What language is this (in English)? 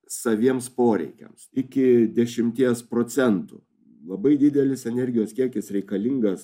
Lithuanian